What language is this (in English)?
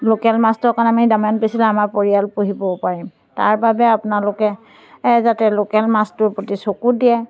Assamese